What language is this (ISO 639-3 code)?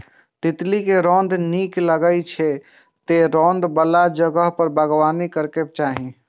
mai